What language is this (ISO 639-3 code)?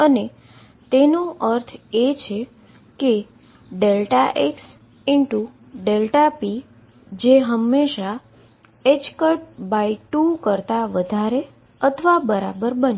guj